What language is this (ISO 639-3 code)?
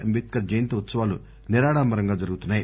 tel